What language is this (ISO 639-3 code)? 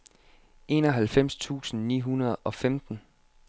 dan